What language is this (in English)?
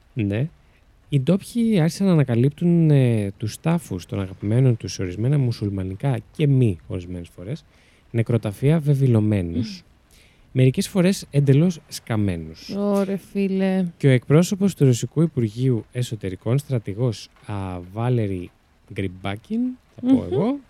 Greek